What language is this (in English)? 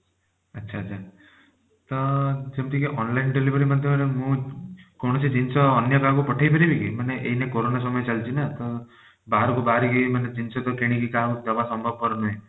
Odia